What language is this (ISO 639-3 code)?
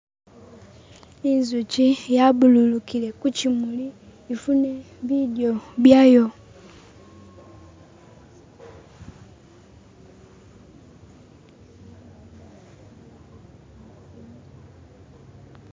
myx